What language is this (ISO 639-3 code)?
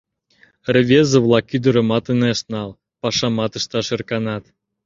chm